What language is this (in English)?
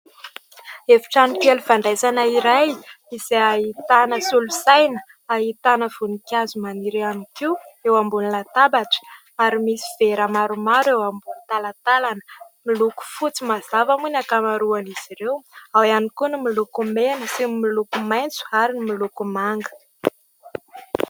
Malagasy